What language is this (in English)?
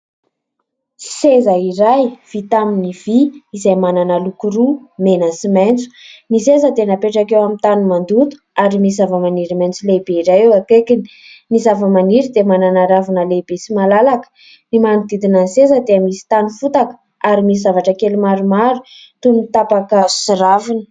Malagasy